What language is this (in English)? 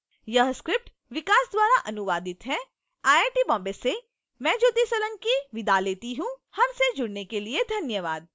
Hindi